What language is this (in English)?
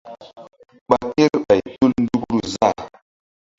Mbum